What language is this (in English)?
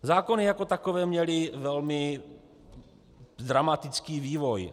Czech